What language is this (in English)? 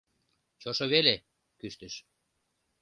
Mari